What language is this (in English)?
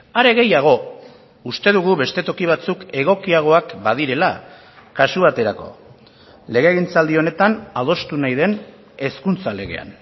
Basque